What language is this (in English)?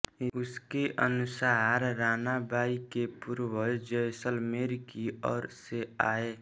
Hindi